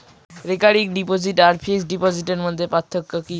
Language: Bangla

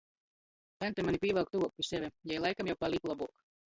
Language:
Latgalian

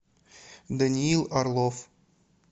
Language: Russian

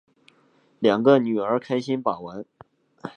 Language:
Chinese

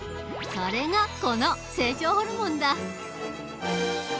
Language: Japanese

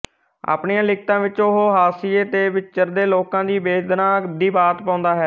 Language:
Punjabi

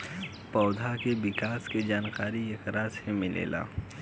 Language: Bhojpuri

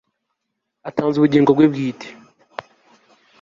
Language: Kinyarwanda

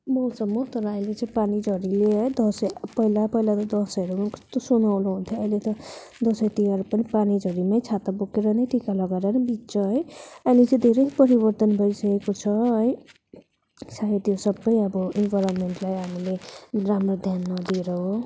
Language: Nepali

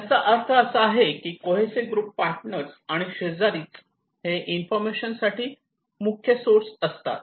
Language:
Marathi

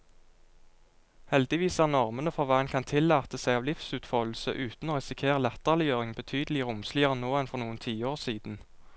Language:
Norwegian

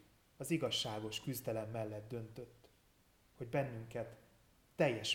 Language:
Hungarian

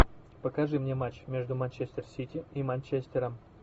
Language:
Russian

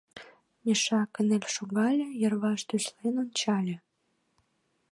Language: Mari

